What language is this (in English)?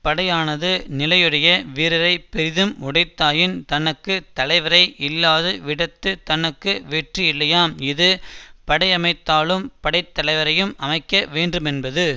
Tamil